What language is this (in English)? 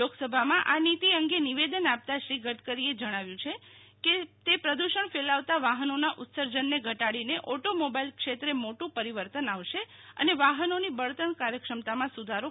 Gujarati